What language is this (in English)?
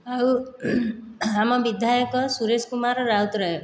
Odia